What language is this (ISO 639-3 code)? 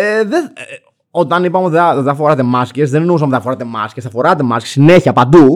ell